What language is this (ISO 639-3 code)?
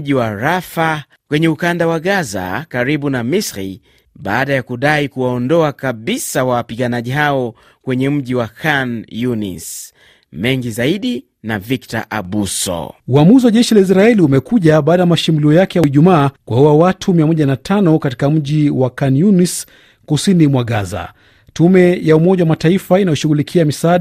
swa